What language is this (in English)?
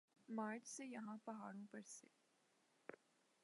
Urdu